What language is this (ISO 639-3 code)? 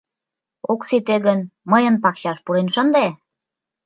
chm